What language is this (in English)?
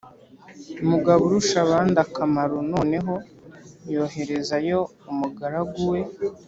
Kinyarwanda